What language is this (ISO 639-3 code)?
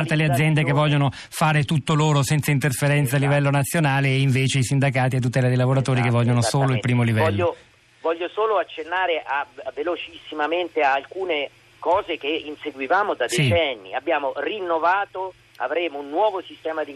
ita